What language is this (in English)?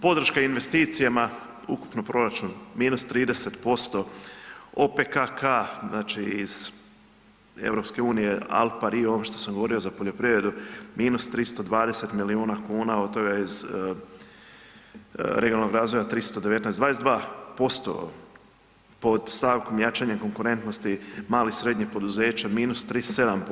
Croatian